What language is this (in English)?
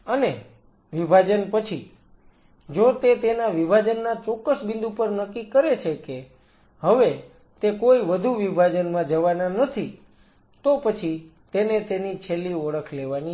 Gujarati